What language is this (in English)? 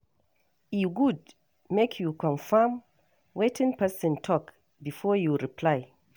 Nigerian Pidgin